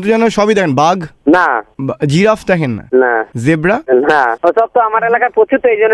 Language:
Bangla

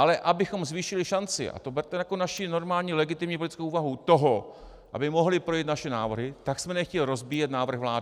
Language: Czech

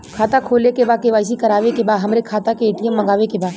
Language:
Bhojpuri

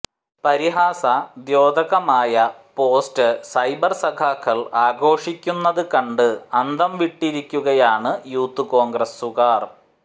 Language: Malayalam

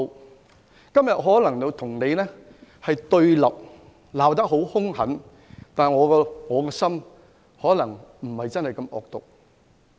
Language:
Cantonese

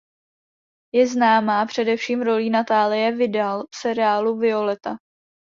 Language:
Czech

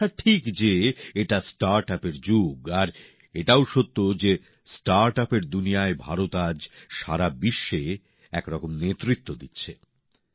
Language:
Bangla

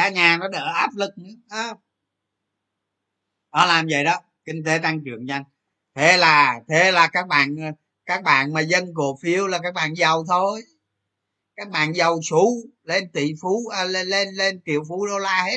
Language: Vietnamese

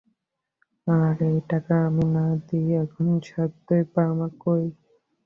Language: Bangla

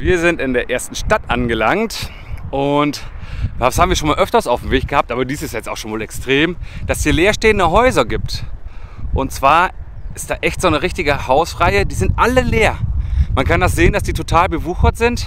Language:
German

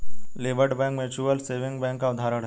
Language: Hindi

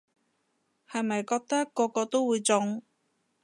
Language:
Cantonese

